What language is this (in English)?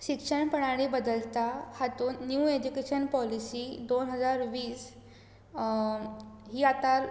Konkani